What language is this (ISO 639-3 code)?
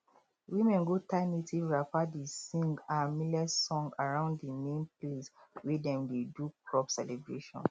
pcm